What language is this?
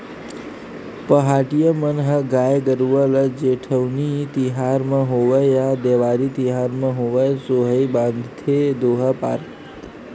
Chhattisgarhi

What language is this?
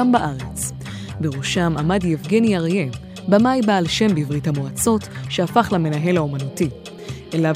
Hebrew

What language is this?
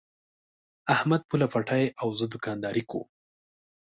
Pashto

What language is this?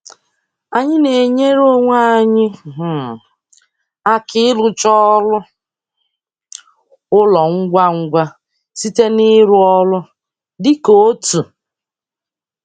Igbo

